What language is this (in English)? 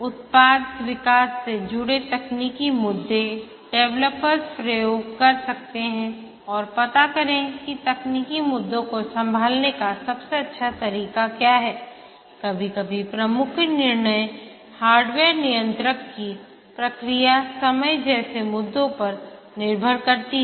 Hindi